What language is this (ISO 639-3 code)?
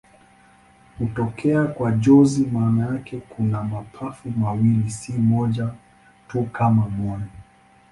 swa